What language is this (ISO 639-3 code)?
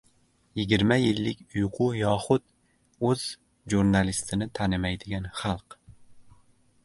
uzb